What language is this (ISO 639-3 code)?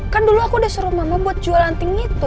ind